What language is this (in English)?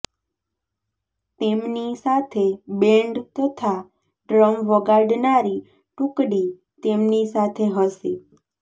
Gujarati